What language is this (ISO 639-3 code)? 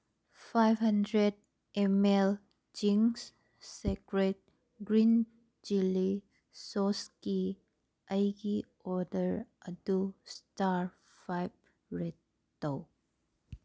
mni